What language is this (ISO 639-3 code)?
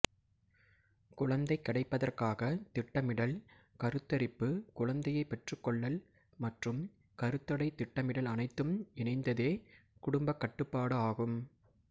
tam